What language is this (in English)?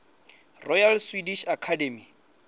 Venda